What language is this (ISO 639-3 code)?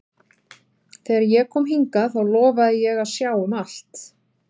isl